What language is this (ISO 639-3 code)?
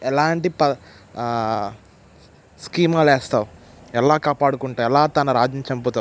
tel